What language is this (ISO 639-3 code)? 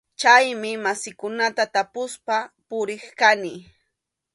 qxu